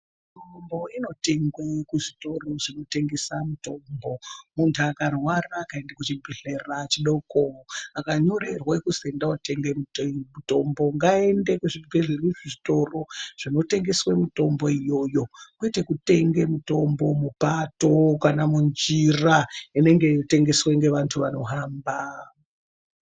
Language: Ndau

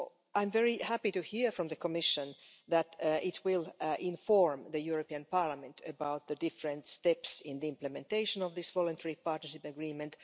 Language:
English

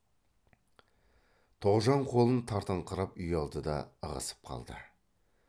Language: Kazakh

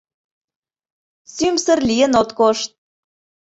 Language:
Mari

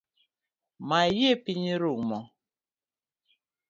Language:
Luo (Kenya and Tanzania)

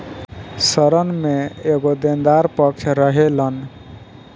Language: Bhojpuri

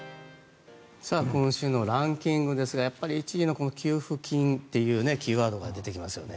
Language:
Japanese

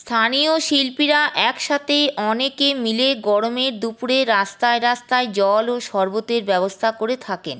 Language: Bangla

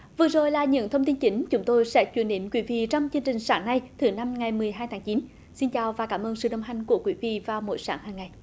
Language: Vietnamese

